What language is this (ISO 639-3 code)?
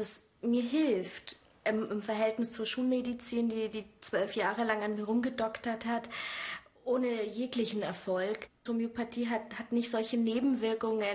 deu